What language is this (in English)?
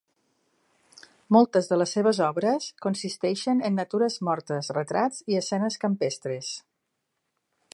Catalan